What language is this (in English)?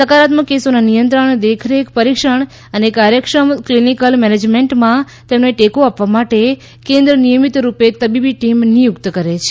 Gujarati